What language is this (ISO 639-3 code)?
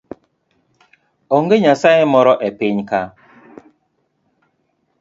luo